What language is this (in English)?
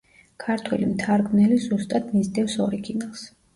Georgian